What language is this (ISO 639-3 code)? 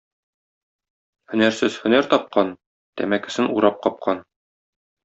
tat